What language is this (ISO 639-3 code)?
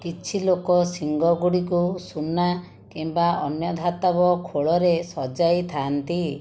ori